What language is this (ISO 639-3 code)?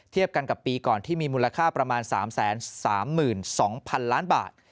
tha